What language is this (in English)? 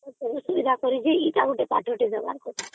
Odia